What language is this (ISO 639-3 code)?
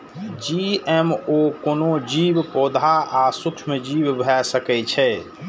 mai